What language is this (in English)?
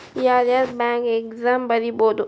Kannada